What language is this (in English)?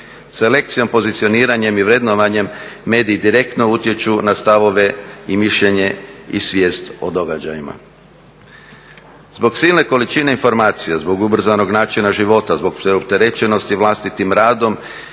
Croatian